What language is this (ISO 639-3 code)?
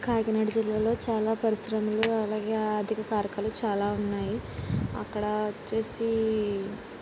tel